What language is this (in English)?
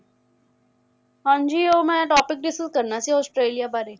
Punjabi